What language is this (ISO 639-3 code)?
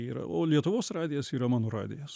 lit